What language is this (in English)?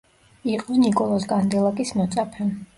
Georgian